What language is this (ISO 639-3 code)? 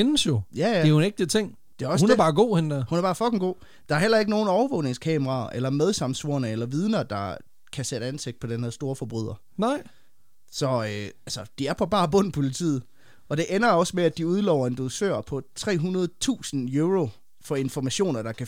dan